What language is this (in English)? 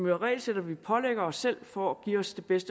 Danish